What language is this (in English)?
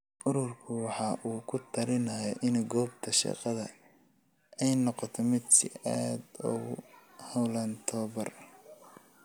Somali